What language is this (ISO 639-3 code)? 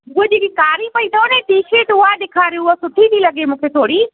snd